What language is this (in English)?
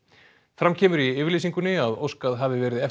Icelandic